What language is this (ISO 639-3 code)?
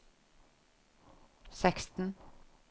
nor